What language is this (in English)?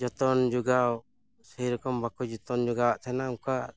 Santali